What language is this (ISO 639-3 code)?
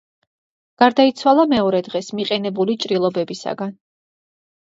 kat